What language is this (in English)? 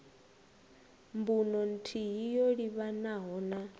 Venda